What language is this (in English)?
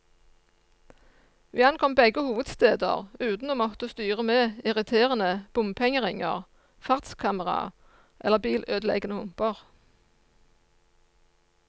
Norwegian